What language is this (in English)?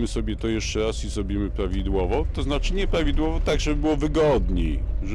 Polish